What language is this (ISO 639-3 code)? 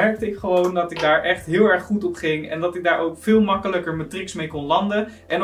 nld